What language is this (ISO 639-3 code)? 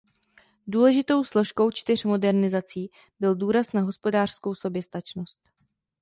ces